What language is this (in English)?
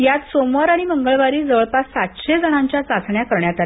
Marathi